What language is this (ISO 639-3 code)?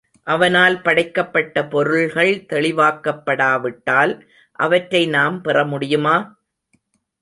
tam